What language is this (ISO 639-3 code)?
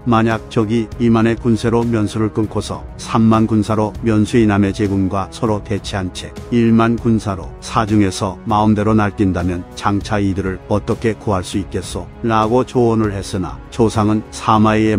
kor